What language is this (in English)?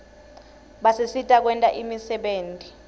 Swati